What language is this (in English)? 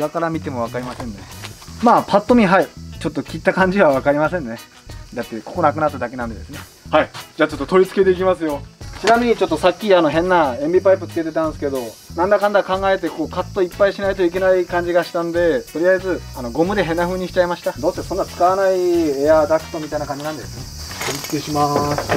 Japanese